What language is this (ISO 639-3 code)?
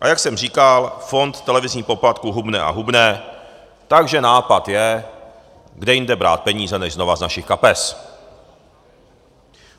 ces